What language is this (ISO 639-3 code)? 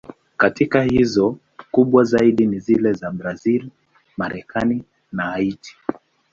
swa